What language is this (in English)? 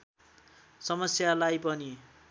Nepali